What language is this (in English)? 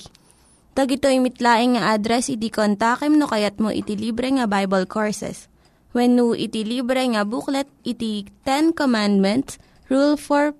Filipino